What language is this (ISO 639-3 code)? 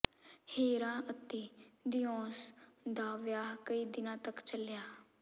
pan